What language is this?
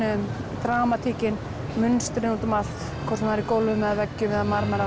Icelandic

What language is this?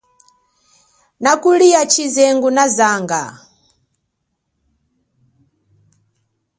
Chokwe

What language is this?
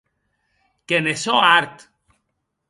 Occitan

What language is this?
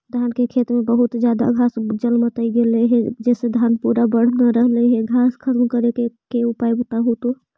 Magahi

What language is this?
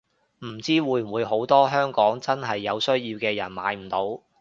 Cantonese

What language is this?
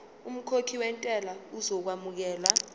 Zulu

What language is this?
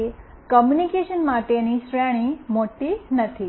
Gujarati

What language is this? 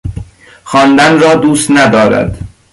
Persian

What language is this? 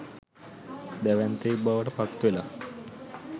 Sinhala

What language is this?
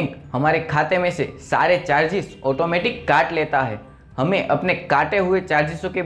Hindi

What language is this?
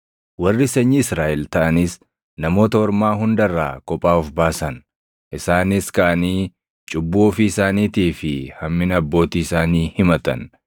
Oromo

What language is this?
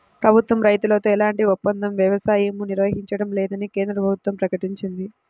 Telugu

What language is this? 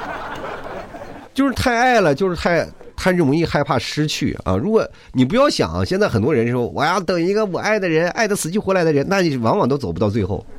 Chinese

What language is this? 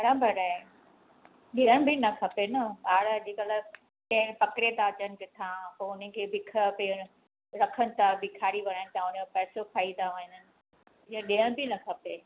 Sindhi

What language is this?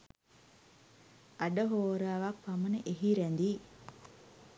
Sinhala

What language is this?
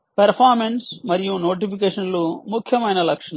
Telugu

